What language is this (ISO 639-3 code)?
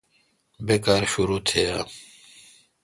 xka